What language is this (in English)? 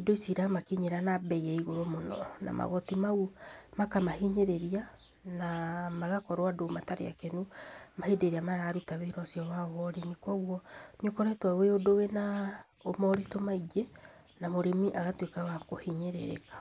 Kikuyu